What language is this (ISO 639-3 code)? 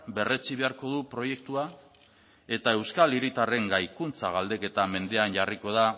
eus